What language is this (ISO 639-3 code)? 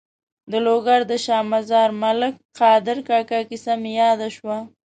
pus